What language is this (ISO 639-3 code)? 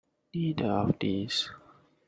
eng